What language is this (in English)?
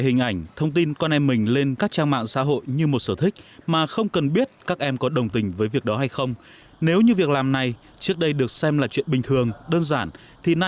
Vietnamese